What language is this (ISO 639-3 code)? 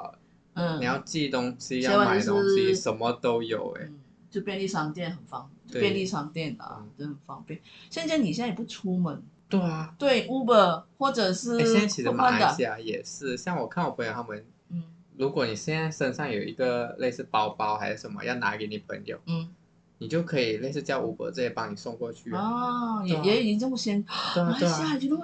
zho